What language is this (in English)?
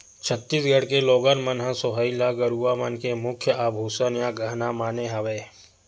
Chhattisgarhi